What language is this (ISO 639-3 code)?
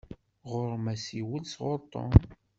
kab